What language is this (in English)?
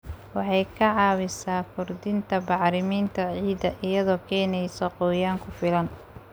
Somali